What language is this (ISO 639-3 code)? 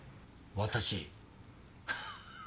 jpn